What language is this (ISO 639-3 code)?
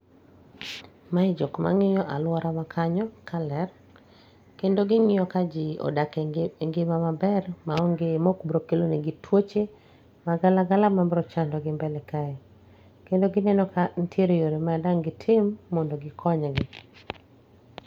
luo